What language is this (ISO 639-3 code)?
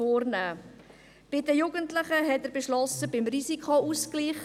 gsw